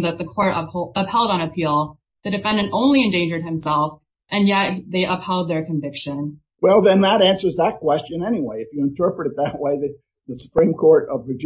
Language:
English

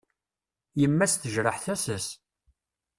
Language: Kabyle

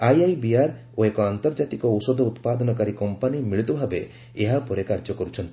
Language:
Odia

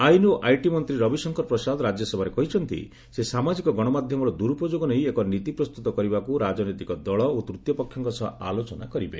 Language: Odia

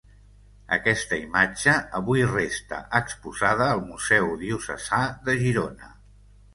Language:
Catalan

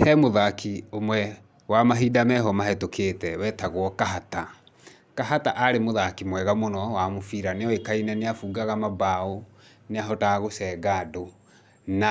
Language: Kikuyu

